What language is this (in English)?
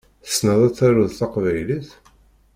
Kabyle